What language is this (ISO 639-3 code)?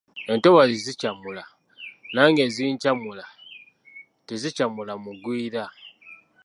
lug